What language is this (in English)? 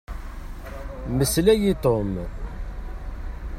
Kabyle